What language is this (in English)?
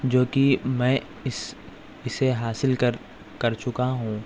Urdu